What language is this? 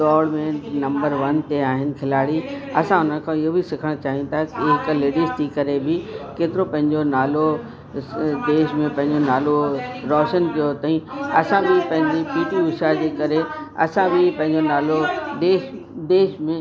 Sindhi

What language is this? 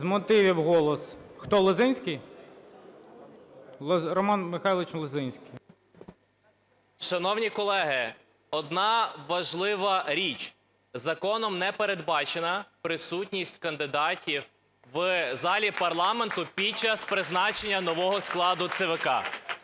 Ukrainian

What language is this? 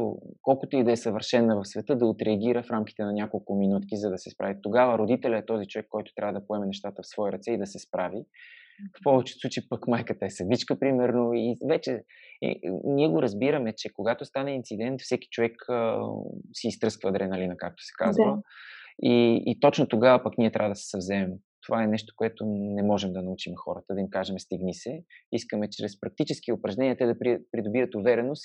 Bulgarian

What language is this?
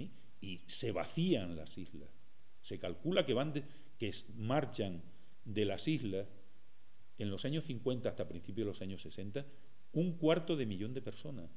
Spanish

